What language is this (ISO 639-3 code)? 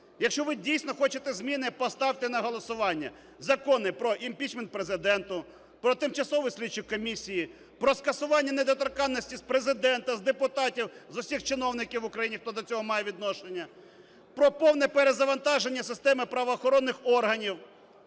ukr